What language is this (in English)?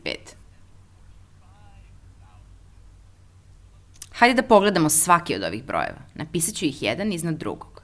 Portuguese